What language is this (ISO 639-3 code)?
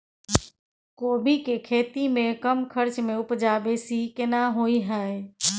mai